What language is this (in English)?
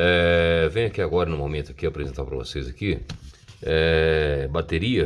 Portuguese